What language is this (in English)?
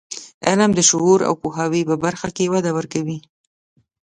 Pashto